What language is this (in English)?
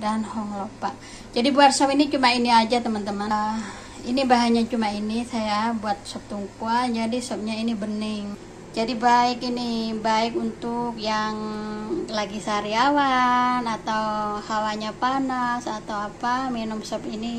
Indonesian